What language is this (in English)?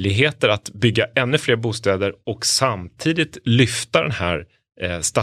Swedish